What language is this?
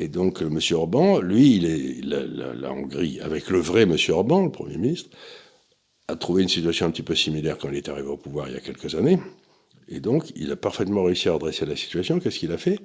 French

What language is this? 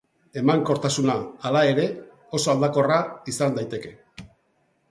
Basque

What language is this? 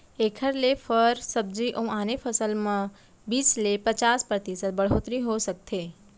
Chhattisgarhi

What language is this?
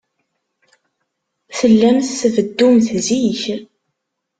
Kabyle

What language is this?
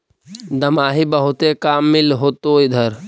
Magahi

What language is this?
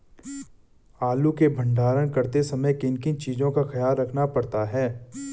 Hindi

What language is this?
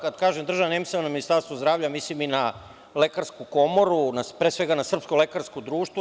Serbian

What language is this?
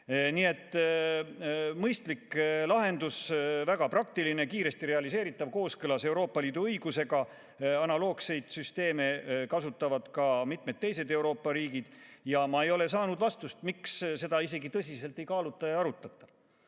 Estonian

